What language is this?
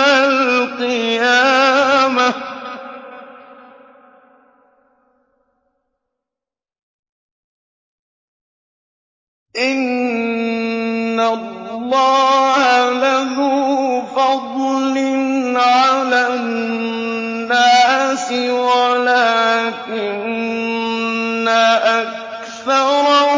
Arabic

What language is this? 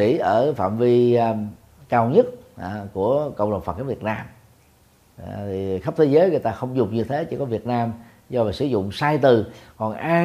Vietnamese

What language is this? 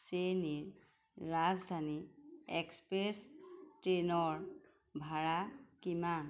Assamese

